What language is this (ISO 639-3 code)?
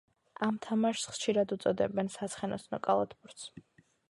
kat